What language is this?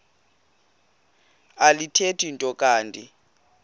Xhosa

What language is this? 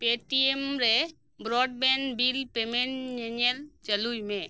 Santali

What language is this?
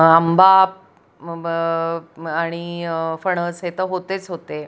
Marathi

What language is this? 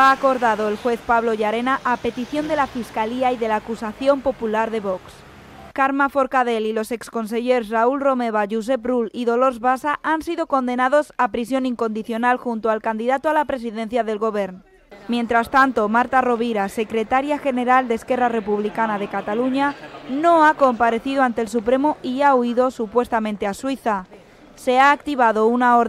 Spanish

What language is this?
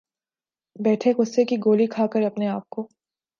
Urdu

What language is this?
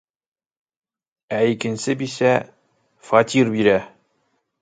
Bashkir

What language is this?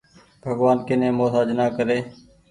Goaria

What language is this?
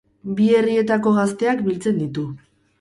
Basque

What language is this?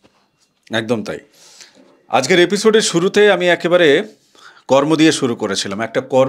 Bangla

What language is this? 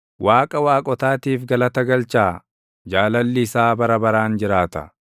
Oromo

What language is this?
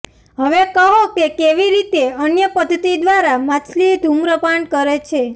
Gujarati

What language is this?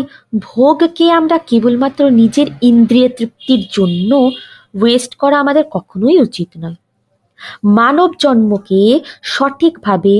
Bangla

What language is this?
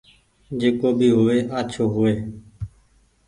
Goaria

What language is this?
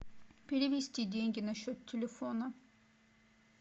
Russian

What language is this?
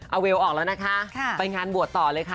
Thai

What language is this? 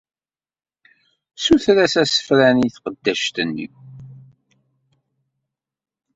Kabyle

